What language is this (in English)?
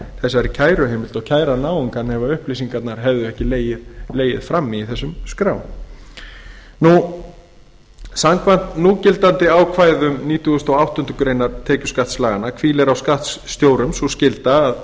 Icelandic